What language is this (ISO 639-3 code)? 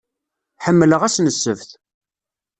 kab